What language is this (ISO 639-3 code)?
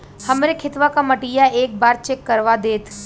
bho